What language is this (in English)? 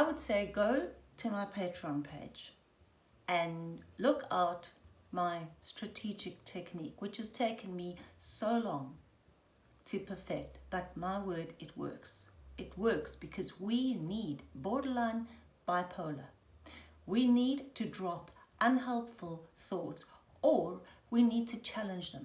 English